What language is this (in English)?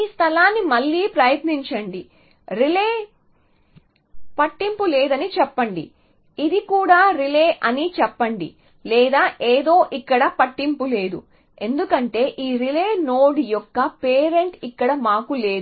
Telugu